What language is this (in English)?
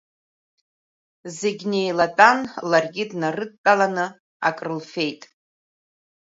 Abkhazian